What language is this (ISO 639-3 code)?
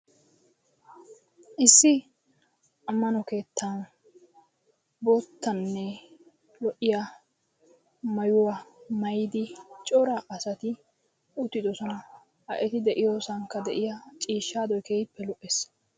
wal